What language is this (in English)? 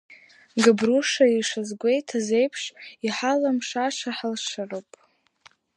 Abkhazian